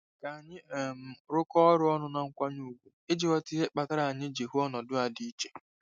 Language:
Igbo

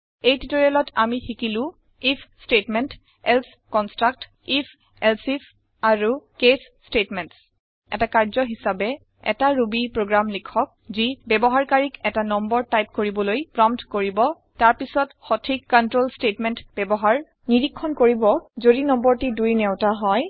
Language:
Assamese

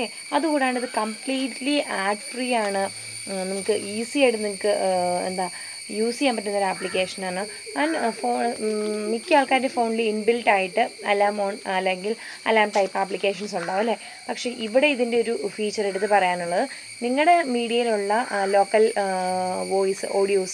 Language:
Malayalam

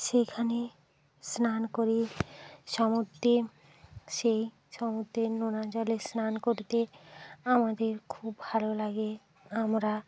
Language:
Bangla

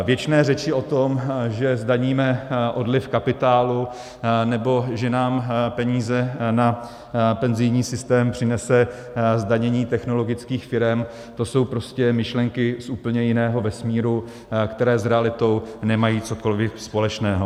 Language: Czech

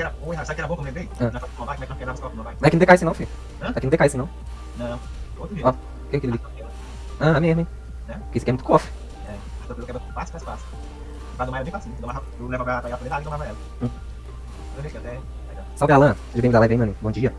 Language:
Portuguese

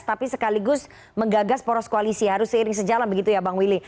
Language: Indonesian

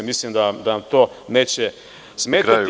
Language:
Serbian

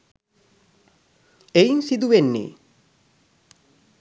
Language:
Sinhala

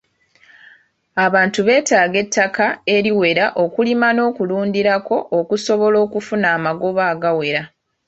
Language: Ganda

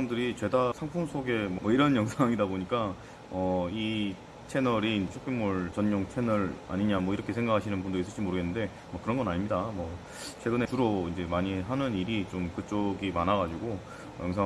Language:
Korean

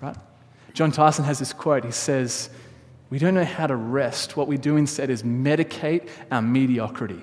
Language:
English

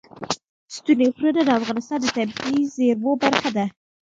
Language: Pashto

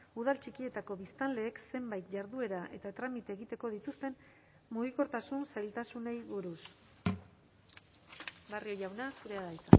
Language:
Basque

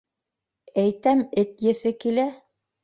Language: Bashkir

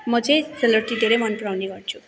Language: Nepali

